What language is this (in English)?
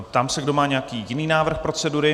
Czech